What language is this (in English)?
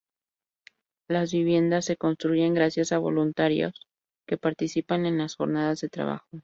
Spanish